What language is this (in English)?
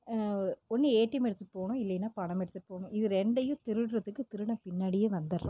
Tamil